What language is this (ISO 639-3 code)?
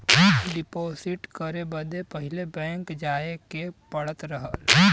bho